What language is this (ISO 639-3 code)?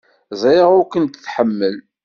kab